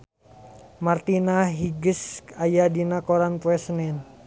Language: Sundanese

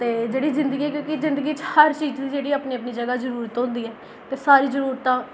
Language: Dogri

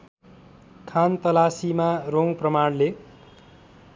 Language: Nepali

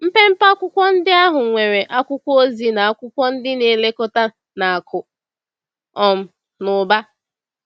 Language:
Igbo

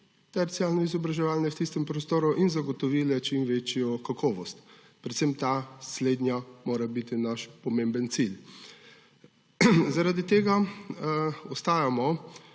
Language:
Slovenian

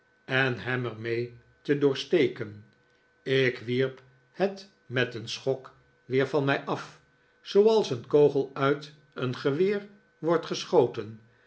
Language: Dutch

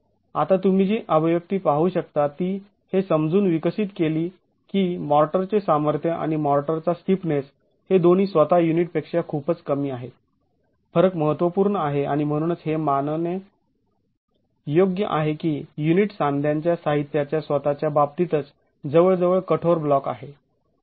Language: Marathi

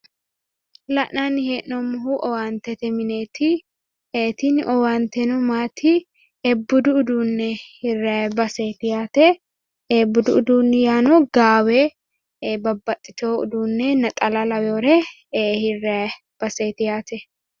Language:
Sidamo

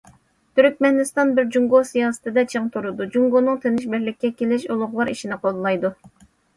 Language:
Uyghur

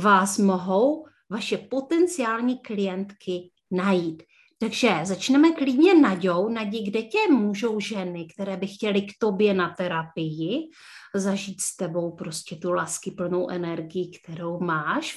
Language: Czech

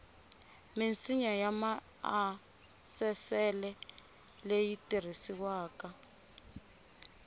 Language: Tsonga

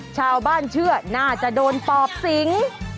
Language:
Thai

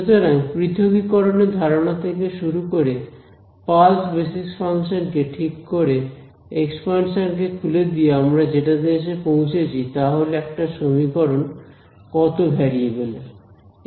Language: Bangla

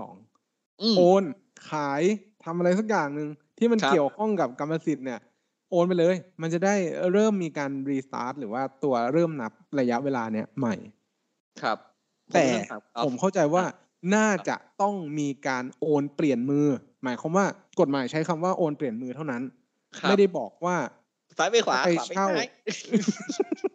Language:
Thai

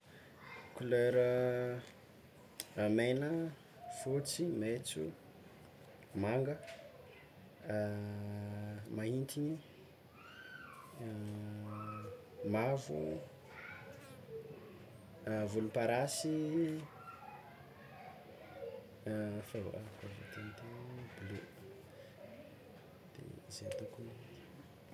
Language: Tsimihety Malagasy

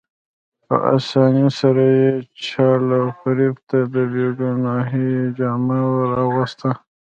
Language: Pashto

